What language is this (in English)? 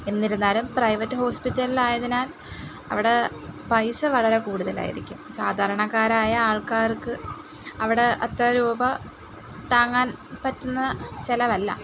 Malayalam